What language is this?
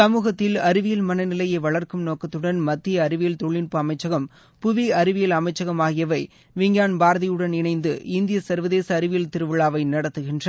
Tamil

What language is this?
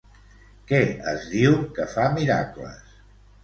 Catalan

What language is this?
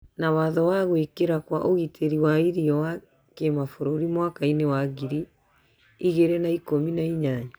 Kikuyu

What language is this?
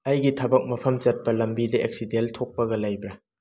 Manipuri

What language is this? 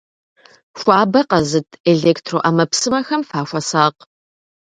Kabardian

